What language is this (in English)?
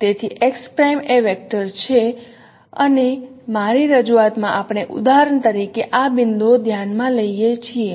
Gujarati